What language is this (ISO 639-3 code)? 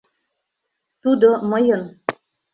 chm